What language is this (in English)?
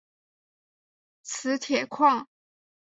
Chinese